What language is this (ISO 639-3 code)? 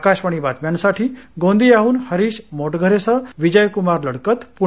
mar